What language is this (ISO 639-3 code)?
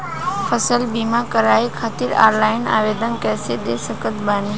bho